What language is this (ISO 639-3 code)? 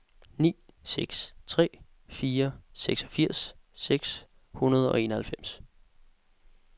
dan